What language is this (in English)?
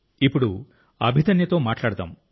Telugu